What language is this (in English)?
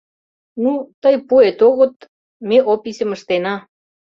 Mari